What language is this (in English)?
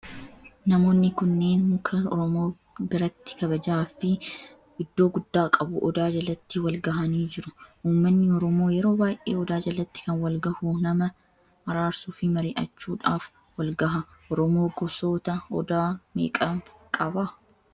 Oromo